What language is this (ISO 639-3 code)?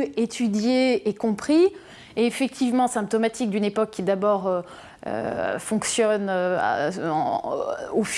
fra